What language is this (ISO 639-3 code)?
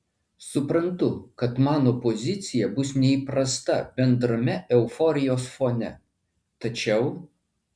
lit